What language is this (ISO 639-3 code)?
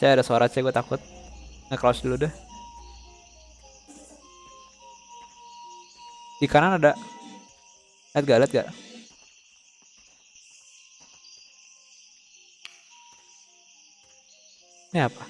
ind